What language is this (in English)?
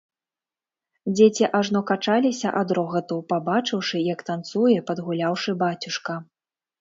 Belarusian